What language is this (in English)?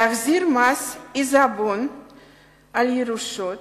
Hebrew